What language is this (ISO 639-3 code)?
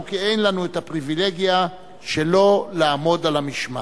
heb